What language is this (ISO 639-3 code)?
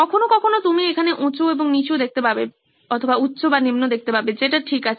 ben